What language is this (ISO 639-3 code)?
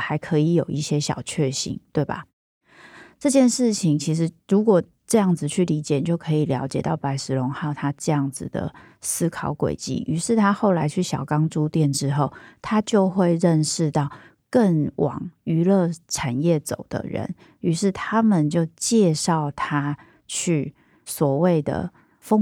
zho